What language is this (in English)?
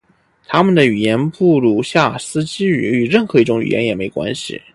Chinese